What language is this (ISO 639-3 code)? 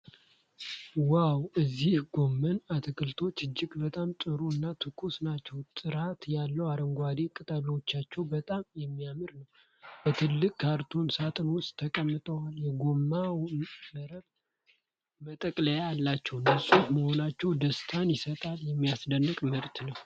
amh